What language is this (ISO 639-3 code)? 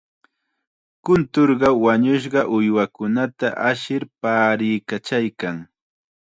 qxa